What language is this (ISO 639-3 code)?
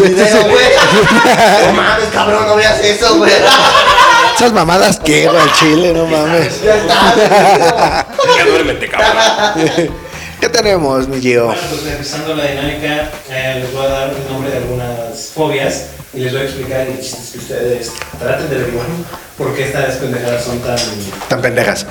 spa